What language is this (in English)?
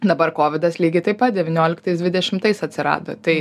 Lithuanian